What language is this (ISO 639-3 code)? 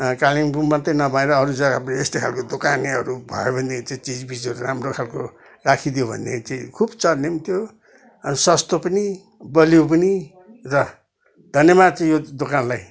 nep